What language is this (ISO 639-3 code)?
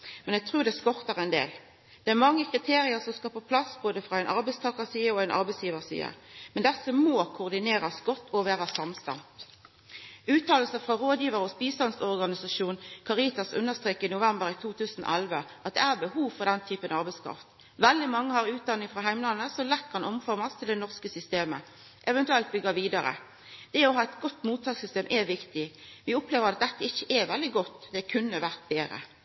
nno